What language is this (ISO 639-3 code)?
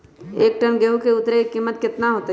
mag